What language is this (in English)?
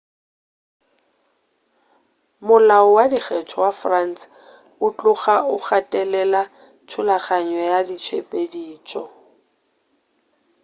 Northern Sotho